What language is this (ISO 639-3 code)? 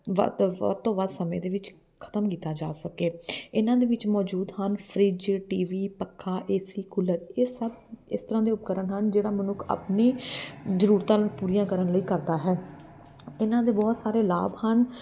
pan